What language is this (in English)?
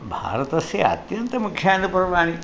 Sanskrit